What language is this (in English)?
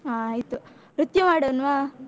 Kannada